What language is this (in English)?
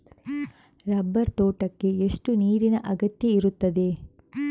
Kannada